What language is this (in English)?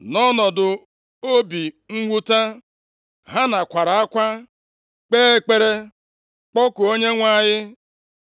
Igbo